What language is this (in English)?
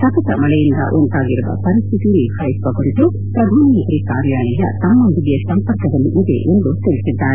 Kannada